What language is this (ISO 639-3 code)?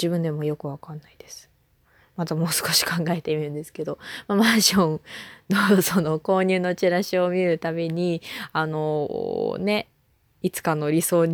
jpn